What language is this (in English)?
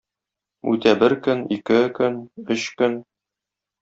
Tatar